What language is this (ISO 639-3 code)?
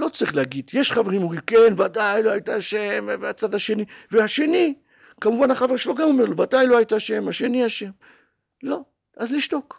heb